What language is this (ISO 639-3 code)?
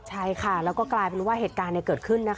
tha